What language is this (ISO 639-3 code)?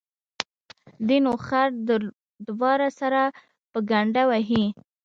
pus